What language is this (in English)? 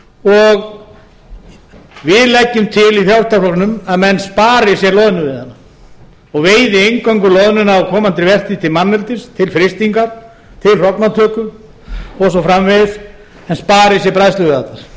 Icelandic